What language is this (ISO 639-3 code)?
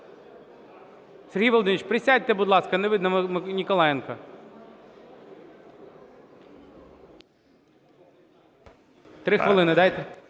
ukr